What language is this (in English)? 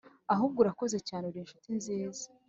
Kinyarwanda